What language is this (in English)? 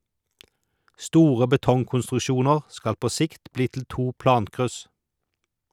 Norwegian